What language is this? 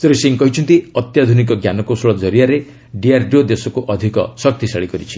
Odia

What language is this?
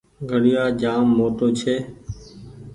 Goaria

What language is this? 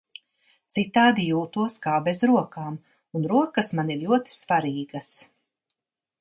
Latvian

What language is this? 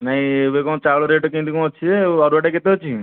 Odia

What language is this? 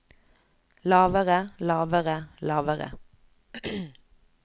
Norwegian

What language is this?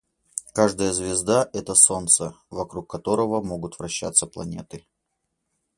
Russian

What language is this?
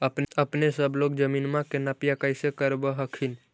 Magahi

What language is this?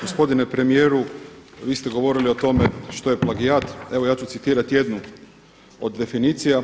Croatian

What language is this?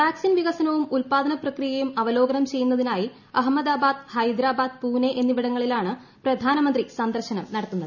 Malayalam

